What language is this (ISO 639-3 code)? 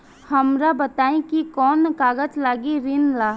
bho